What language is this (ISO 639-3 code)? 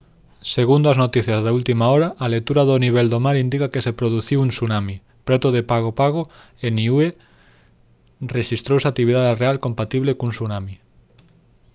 glg